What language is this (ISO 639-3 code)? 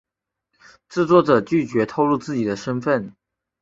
zho